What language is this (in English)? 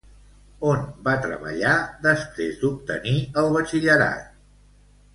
Catalan